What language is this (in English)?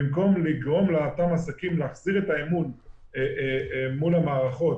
Hebrew